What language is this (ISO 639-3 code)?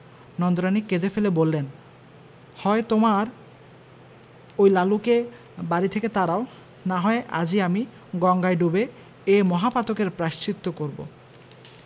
ben